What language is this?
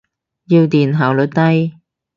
Cantonese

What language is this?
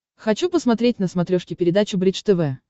Russian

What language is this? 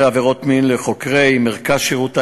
Hebrew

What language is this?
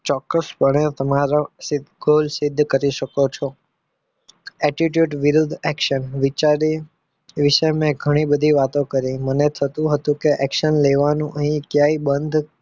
Gujarati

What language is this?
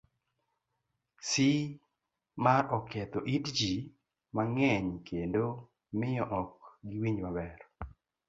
Luo (Kenya and Tanzania)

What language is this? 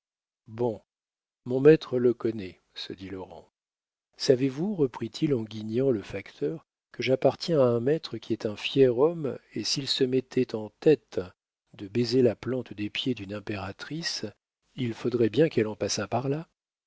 French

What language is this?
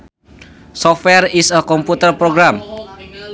Sundanese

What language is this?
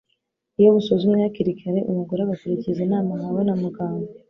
Kinyarwanda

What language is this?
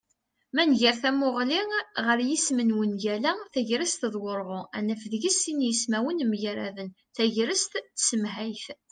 Kabyle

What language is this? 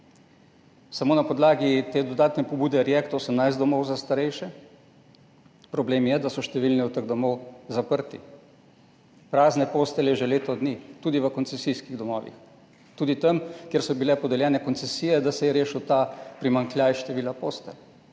Slovenian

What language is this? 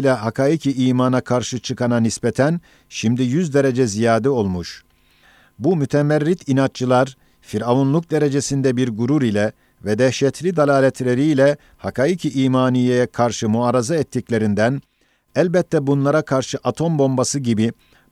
Turkish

